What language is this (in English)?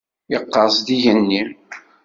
Kabyle